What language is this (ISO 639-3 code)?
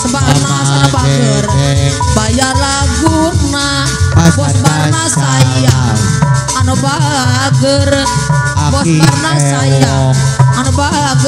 ind